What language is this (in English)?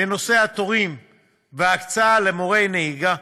Hebrew